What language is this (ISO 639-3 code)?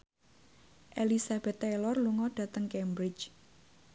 jav